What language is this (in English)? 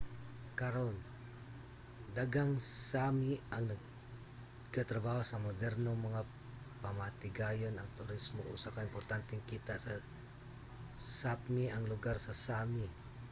Cebuano